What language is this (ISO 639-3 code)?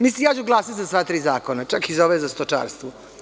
srp